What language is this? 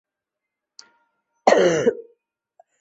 Chinese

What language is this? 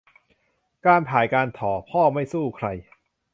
Thai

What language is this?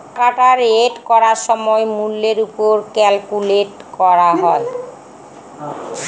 Bangla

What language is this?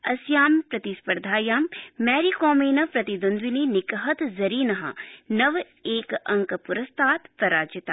Sanskrit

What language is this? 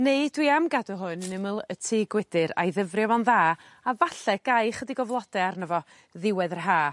Welsh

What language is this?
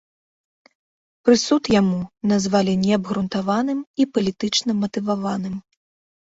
Belarusian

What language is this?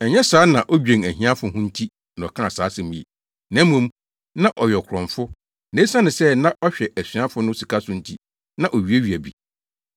Akan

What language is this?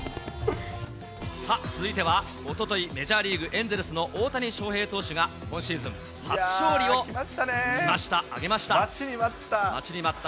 Japanese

